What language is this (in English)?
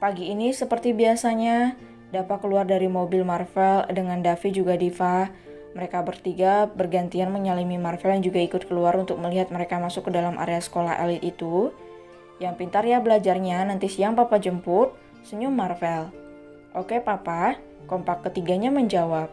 Indonesian